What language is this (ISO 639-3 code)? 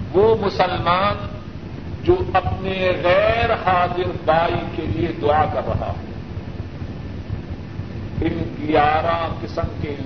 urd